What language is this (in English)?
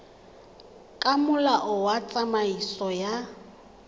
Tswana